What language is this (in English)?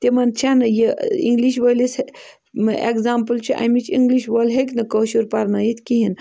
Kashmiri